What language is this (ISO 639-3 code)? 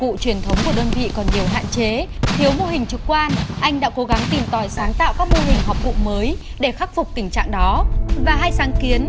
vie